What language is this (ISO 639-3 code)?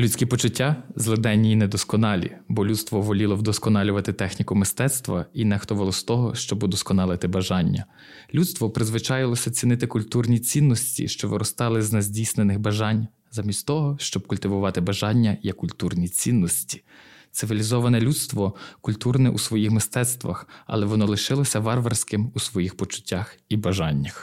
ukr